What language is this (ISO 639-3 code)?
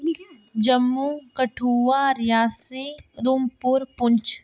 doi